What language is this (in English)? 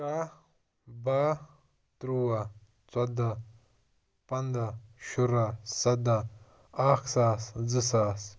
Kashmiri